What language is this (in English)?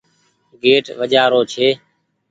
Goaria